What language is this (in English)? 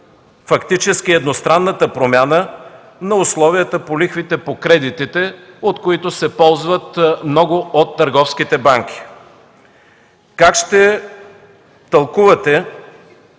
Bulgarian